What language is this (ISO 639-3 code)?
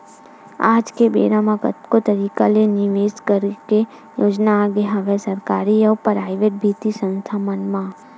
hne